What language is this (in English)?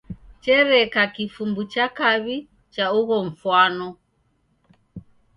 Taita